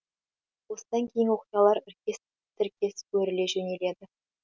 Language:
Kazakh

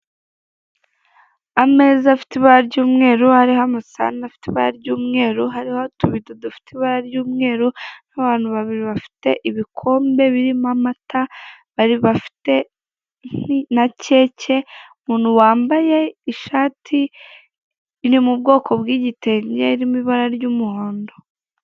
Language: Kinyarwanda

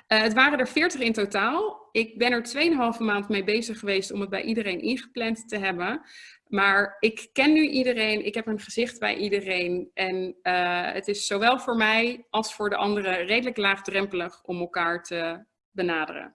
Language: Dutch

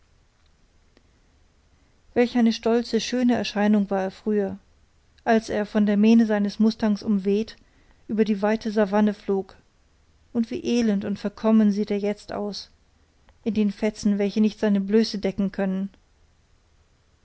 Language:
German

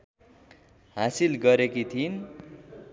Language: Nepali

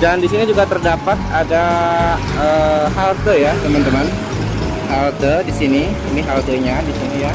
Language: Indonesian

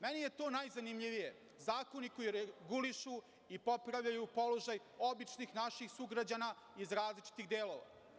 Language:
Serbian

